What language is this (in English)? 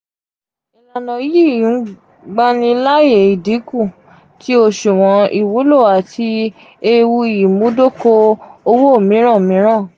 Yoruba